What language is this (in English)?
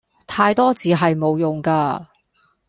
Cantonese